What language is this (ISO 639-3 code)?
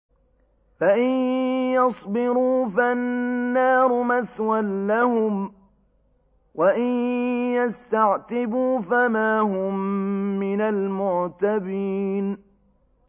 ara